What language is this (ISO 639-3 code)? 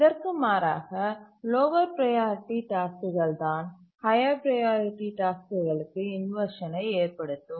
tam